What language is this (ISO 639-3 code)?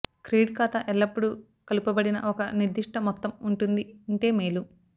tel